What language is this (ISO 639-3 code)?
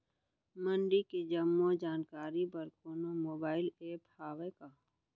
hne